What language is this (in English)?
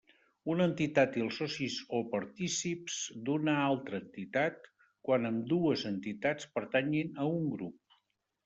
Catalan